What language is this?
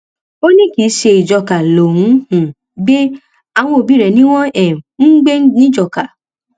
Yoruba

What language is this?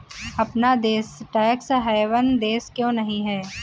Hindi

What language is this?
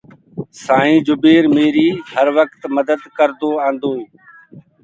Gurgula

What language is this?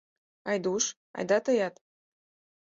Mari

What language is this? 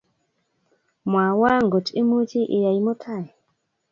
Kalenjin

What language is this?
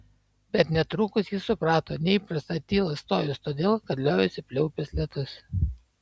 Lithuanian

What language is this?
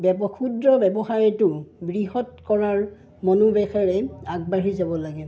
Assamese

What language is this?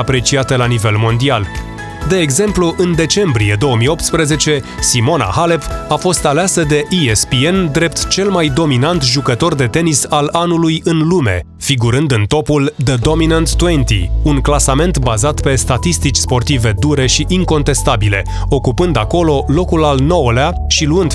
Romanian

